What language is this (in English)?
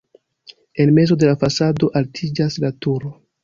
Esperanto